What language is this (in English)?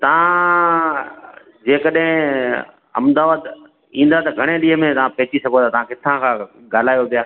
Sindhi